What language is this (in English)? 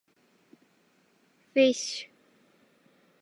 Japanese